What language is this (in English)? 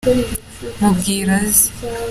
Kinyarwanda